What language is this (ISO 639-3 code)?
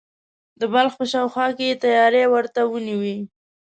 pus